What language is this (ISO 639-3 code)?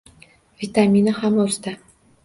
uzb